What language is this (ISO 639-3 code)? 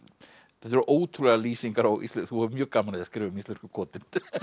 isl